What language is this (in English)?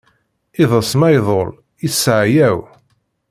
Kabyle